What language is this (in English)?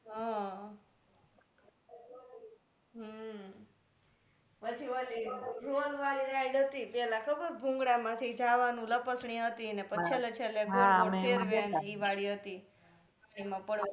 Gujarati